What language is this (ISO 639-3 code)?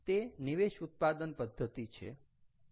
guj